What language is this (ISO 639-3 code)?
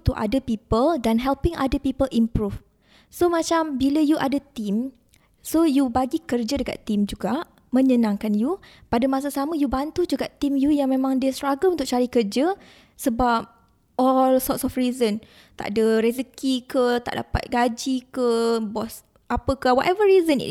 msa